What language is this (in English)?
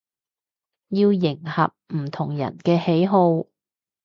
Cantonese